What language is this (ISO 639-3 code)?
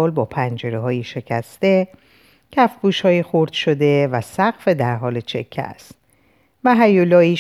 fas